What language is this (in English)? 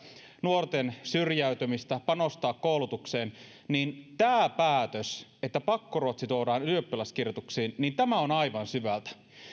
Finnish